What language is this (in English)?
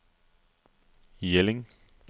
Danish